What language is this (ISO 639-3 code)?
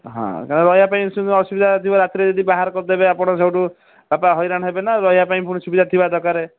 ori